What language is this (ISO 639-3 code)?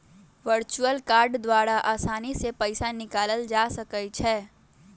mag